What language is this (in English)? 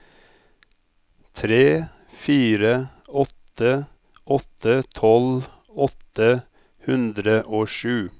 Norwegian